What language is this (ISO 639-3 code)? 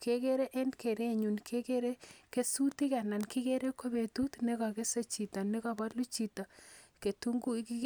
kln